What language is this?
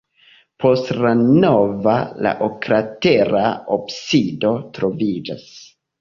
Esperanto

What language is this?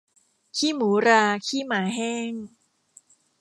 Thai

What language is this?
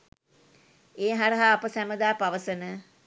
Sinhala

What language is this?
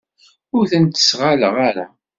Kabyle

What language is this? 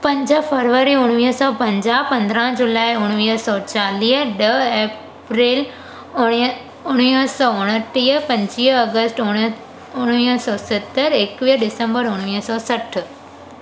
Sindhi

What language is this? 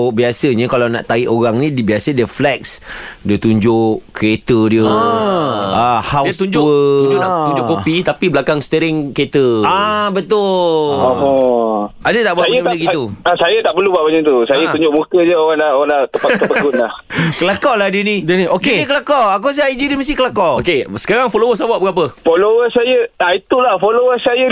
Malay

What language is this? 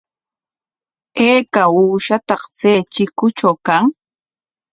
Corongo Ancash Quechua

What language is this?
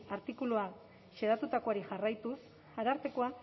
Basque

